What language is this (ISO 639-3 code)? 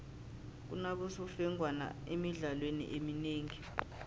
nbl